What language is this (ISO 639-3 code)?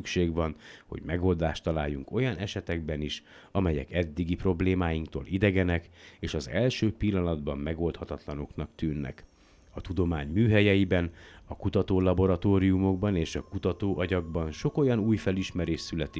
hun